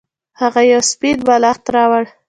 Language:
Pashto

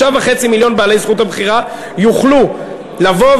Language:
Hebrew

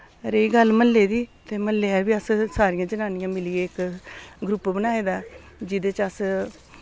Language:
Dogri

